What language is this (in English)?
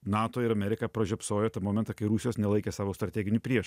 Lithuanian